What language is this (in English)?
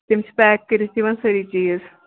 Kashmiri